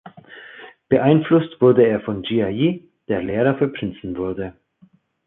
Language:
German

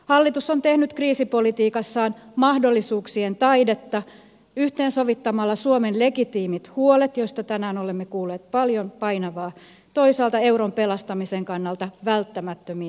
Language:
Finnish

